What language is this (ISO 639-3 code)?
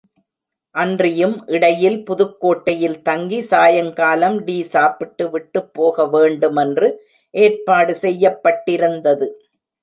tam